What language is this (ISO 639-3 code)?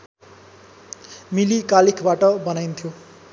nep